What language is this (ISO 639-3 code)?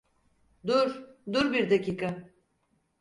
tur